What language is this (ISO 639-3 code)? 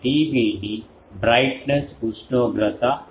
tel